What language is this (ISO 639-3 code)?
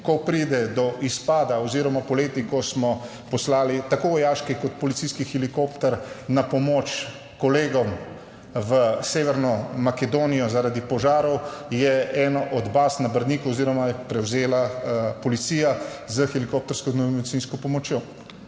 slv